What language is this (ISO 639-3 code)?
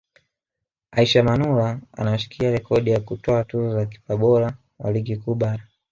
swa